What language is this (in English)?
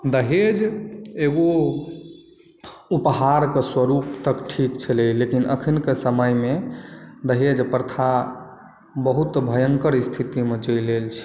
Maithili